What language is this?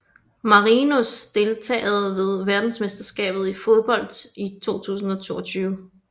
Danish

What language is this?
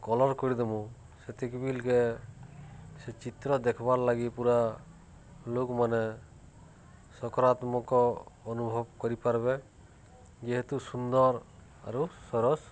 Odia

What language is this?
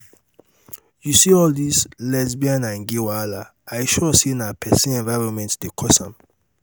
Nigerian Pidgin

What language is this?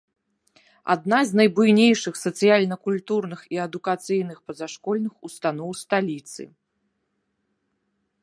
Belarusian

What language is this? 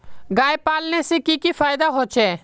Magahi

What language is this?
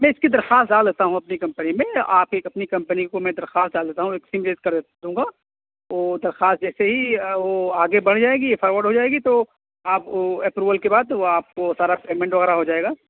Urdu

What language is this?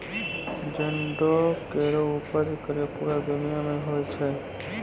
Maithili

